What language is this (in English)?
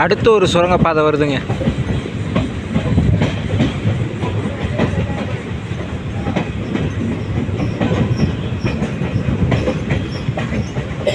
Tamil